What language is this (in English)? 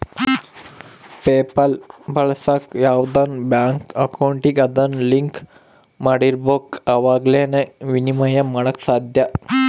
Kannada